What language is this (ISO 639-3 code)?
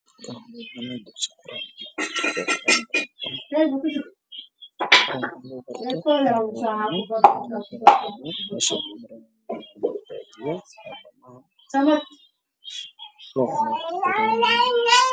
som